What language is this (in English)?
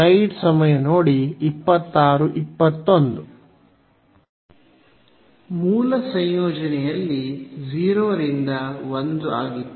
Kannada